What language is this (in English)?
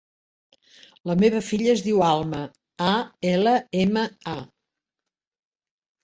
Catalan